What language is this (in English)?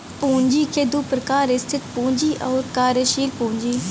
Bhojpuri